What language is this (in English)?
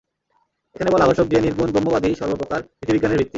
Bangla